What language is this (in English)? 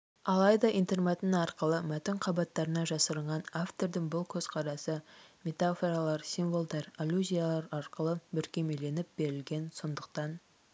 Kazakh